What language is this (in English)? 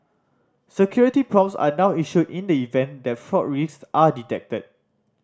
English